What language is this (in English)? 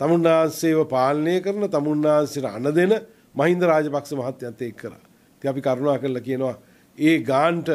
Italian